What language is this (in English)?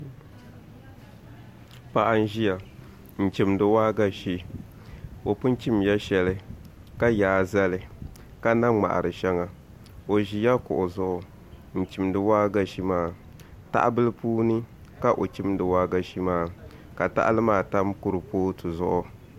Dagbani